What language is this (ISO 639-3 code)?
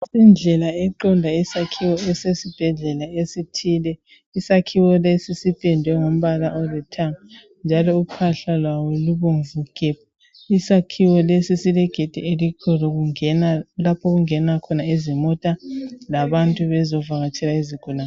nde